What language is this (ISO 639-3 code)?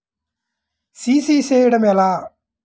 tel